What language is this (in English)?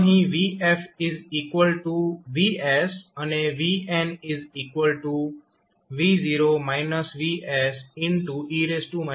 Gujarati